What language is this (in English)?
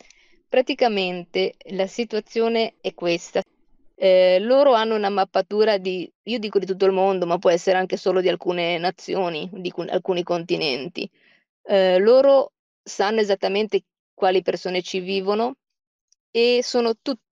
Italian